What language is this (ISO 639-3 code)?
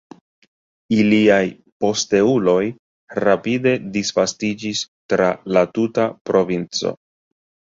epo